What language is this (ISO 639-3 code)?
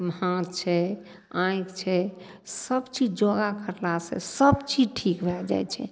mai